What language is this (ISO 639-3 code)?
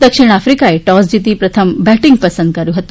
guj